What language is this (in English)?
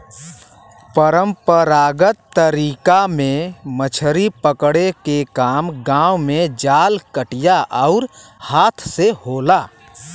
Bhojpuri